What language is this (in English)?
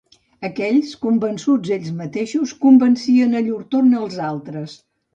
Catalan